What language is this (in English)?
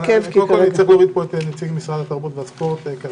Hebrew